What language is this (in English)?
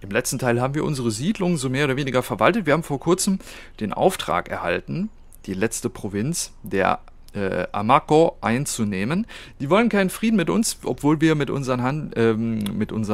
German